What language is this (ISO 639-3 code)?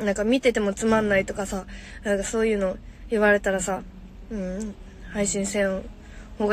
jpn